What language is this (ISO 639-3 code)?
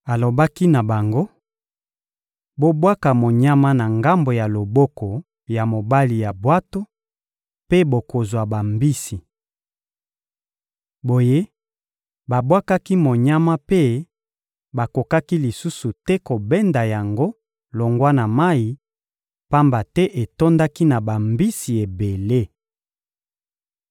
lin